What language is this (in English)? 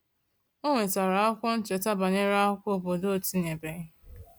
Igbo